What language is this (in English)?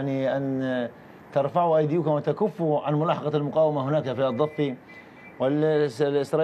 Arabic